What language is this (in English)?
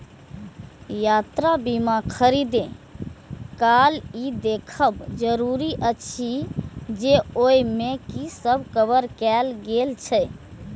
Maithili